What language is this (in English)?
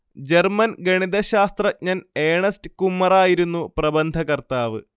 Malayalam